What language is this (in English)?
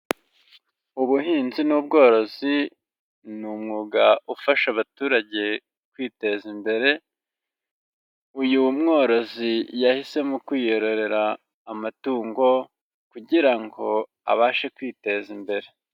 Kinyarwanda